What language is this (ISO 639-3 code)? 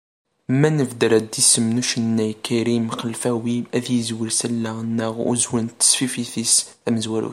kab